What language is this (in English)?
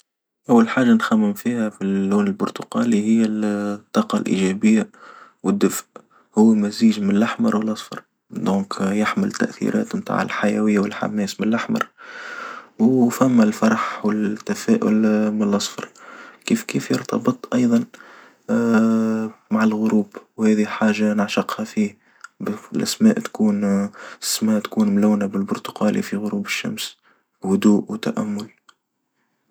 Tunisian Arabic